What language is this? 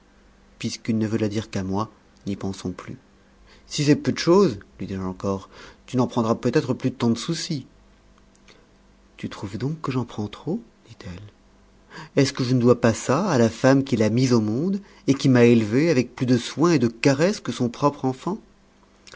French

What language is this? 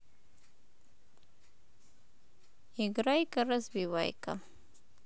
Russian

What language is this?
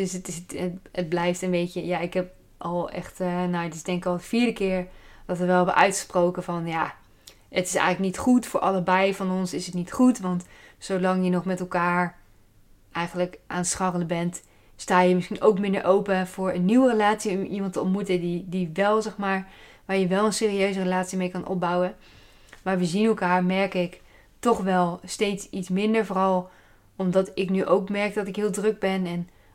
Dutch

